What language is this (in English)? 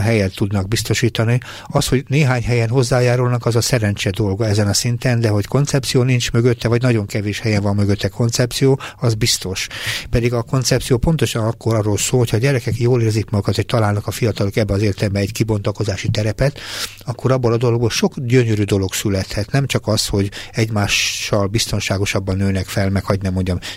Hungarian